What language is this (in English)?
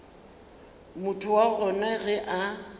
Northern Sotho